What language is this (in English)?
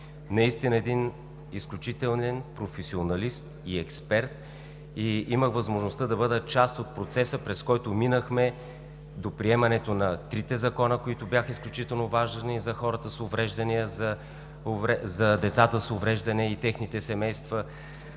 Bulgarian